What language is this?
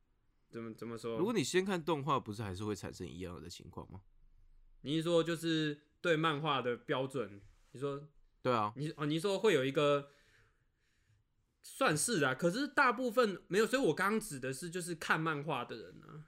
Chinese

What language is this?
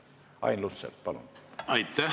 Estonian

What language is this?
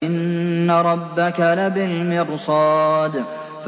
Arabic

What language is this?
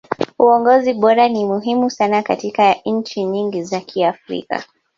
Swahili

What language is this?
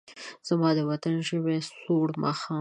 Pashto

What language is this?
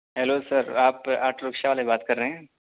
Urdu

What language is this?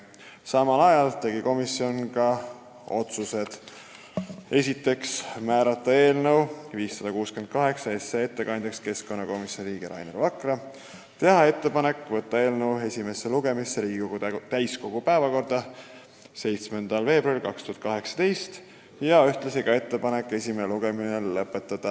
Estonian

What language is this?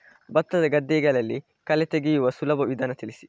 Kannada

